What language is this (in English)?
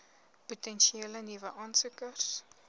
Afrikaans